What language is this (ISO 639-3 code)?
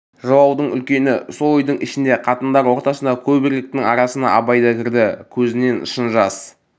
kaz